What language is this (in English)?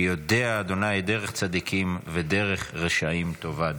Hebrew